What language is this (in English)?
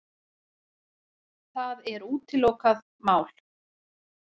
Icelandic